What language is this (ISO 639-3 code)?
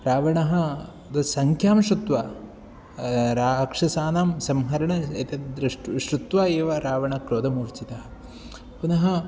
san